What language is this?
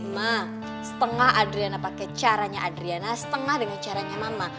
Indonesian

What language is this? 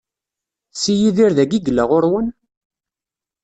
Kabyle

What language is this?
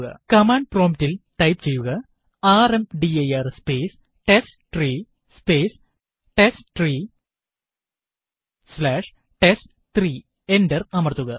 Malayalam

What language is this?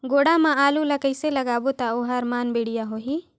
Chhattisgarhi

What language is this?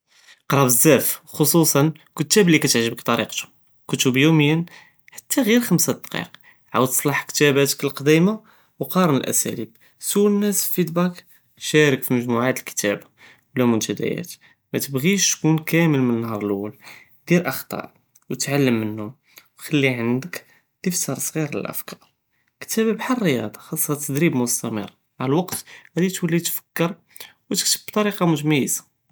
Judeo-Arabic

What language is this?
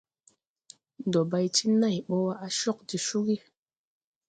Tupuri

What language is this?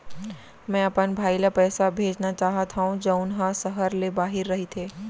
Chhattisgarhi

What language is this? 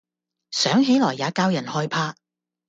Cantonese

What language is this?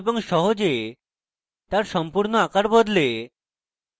Bangla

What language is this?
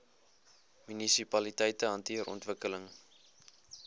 Afrikaans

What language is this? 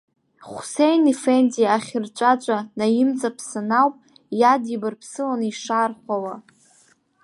Abkhazian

